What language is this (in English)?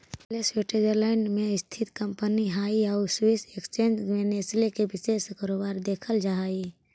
Magahi